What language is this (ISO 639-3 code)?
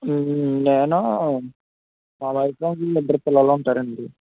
tel